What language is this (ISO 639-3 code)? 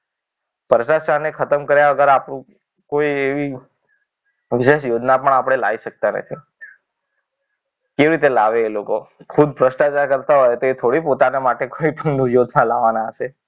guj